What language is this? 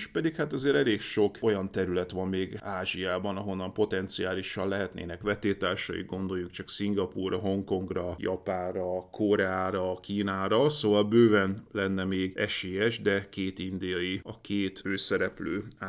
Hungarian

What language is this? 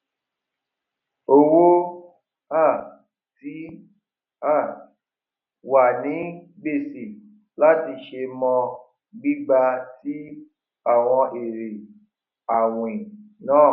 Yoruba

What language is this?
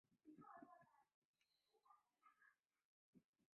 Chinese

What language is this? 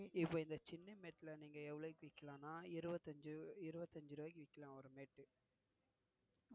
Tamil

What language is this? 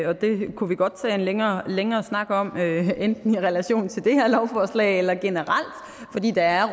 Danish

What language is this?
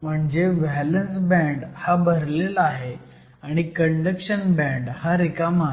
Marathi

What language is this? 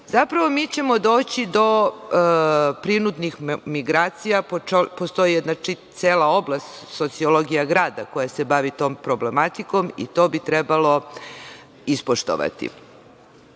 Serbian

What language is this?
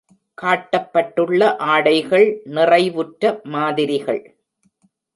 Tamil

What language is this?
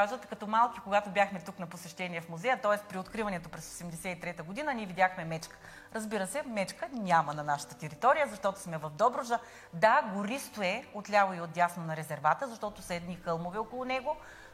Bulgarian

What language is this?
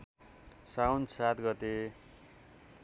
Nepali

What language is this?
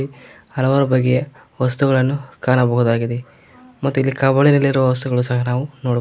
Kannada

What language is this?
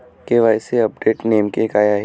Marathi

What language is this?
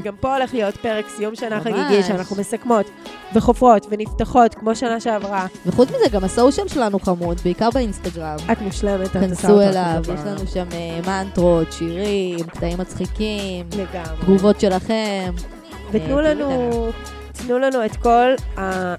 Hebrew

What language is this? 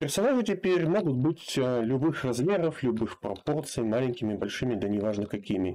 Russian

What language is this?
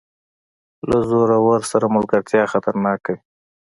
Pashto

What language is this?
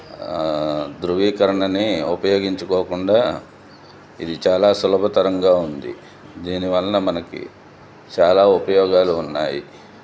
Telugu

